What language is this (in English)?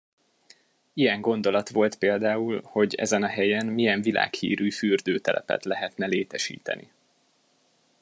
Hungarian